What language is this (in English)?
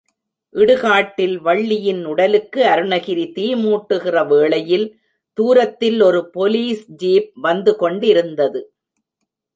Tamil